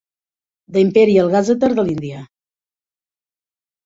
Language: Catalan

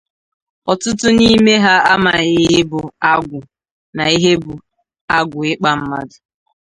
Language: Igbo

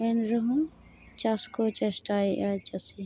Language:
Santali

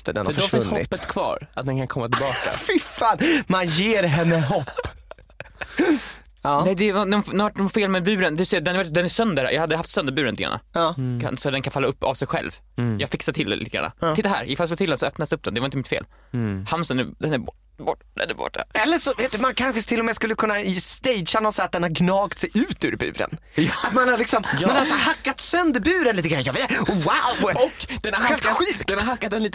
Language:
Swedish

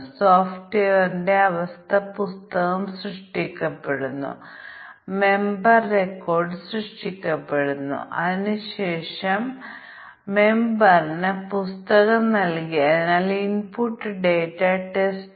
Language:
Malayalam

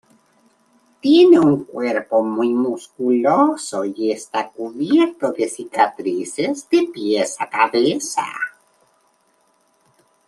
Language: Spanish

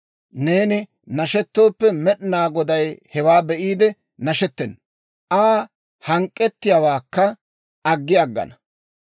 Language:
Dawro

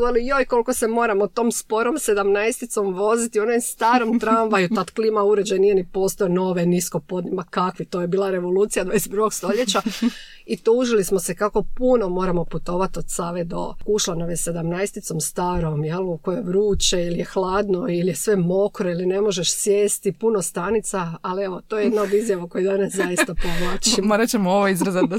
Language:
Croatian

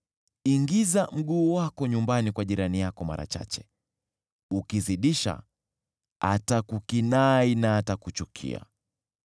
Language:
Swahili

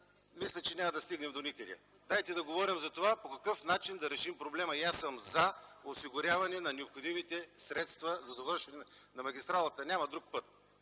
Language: Bulgarian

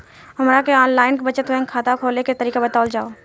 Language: Bhojpuri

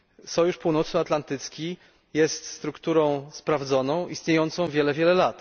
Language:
Polish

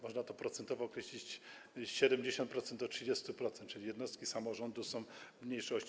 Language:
Polish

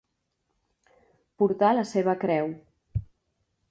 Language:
Catalan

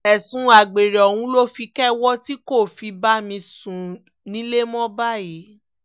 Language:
Yoruba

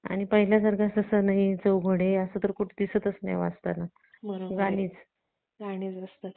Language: Marathi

